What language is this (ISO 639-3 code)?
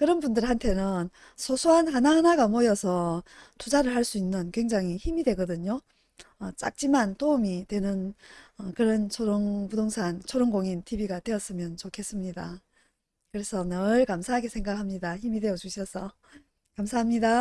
kor